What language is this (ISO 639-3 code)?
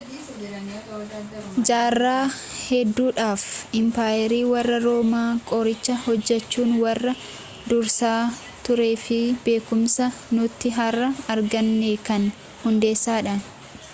orm